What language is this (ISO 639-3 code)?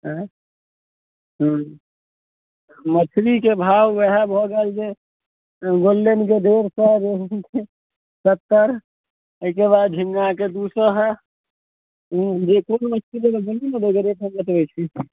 mai